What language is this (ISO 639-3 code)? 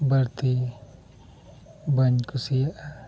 sat